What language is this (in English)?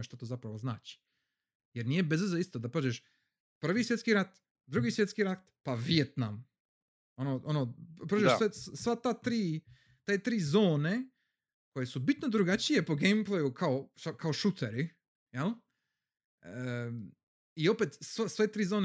Croatian